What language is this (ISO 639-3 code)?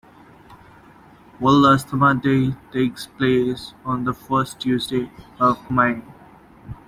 eng